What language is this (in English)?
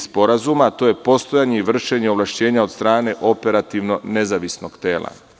Serbian